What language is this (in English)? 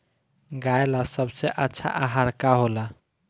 Bhojpuri